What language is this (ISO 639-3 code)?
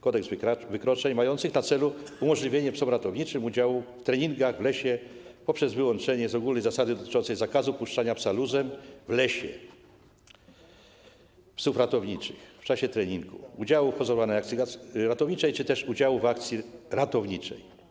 pol